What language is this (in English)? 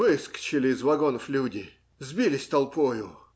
Russian